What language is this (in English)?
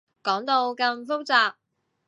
Cantonese